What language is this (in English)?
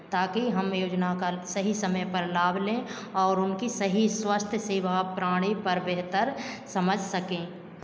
Hindi